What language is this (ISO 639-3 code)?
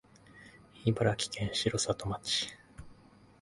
jpn